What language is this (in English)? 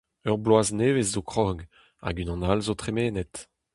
Breton